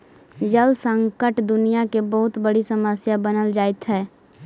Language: Magahi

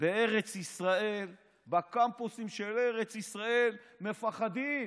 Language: Hebrew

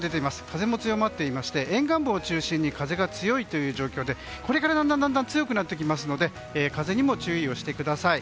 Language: Japanese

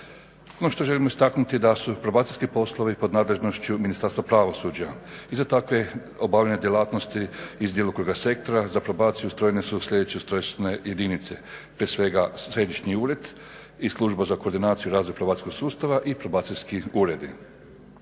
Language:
Croatian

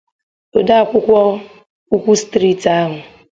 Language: Igbo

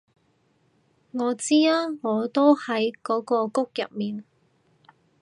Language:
Cantonese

